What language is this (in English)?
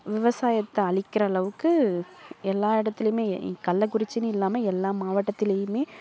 Tamil